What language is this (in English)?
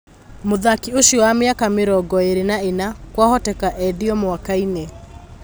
Kikuyu